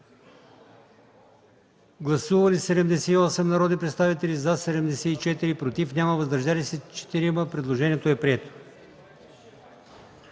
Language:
Bulgarian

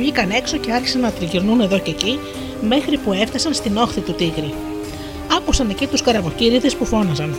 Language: Greek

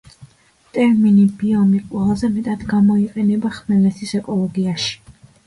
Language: Georgian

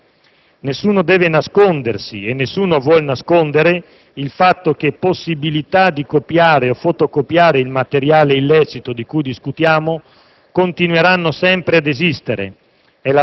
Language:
Italian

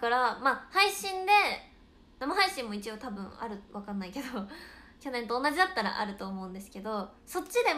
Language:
Japanese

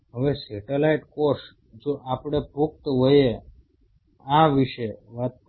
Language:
Gujarati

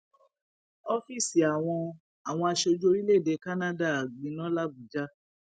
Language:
Yoruba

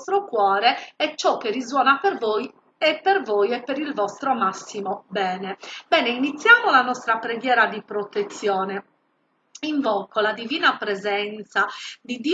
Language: Italian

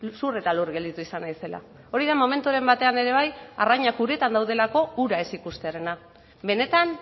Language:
Basque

